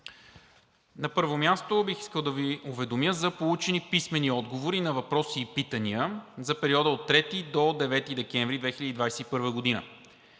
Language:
Bulgarian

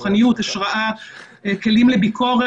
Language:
Hebrew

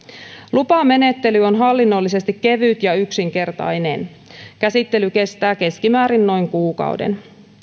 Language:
Finnish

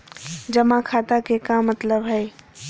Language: Magahi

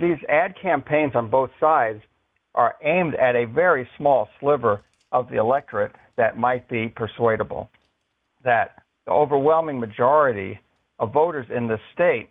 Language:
English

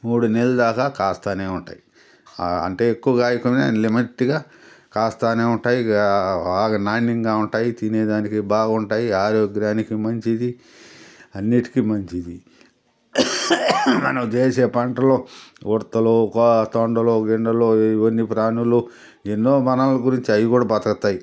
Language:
Telugu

